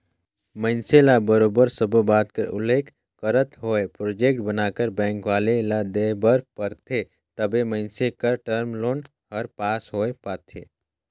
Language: Chhattisgarhi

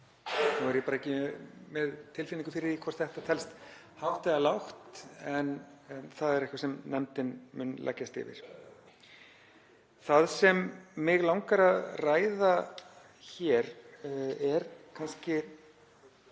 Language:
Icelandic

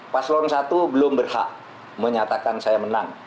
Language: Indonesian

